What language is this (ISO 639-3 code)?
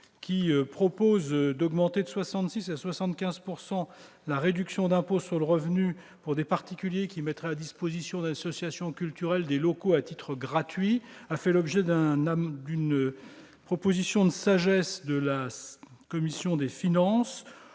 fra